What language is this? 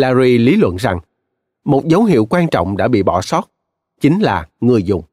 Vietnamese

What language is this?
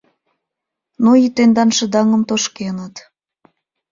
Mari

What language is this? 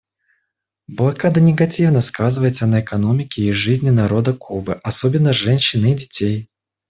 Russian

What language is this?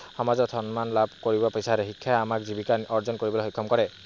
Assamese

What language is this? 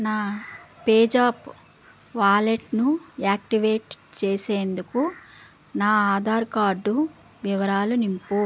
Telugu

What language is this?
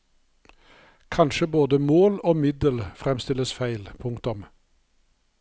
Norwegian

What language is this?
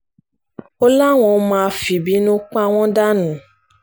Yoruba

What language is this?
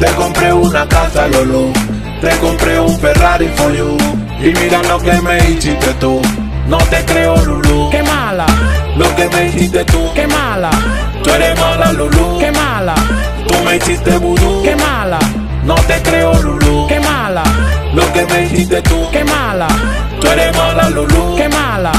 Spanish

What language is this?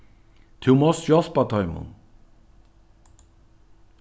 Faroese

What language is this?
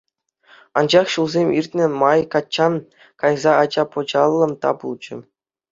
Chuvash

